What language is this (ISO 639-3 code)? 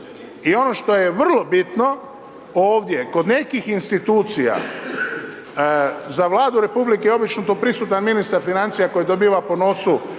hrv